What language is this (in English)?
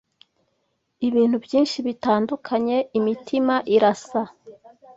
Kinyarwanda